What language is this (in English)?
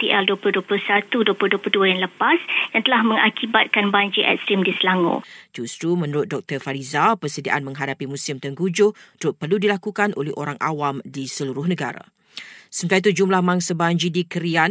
Malay